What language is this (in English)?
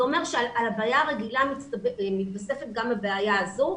Hebrew